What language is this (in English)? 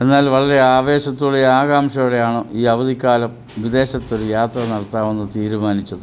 Malayalam